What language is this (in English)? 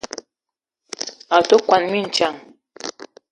Eton (Cameroon)